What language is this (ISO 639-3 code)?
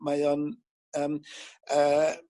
cym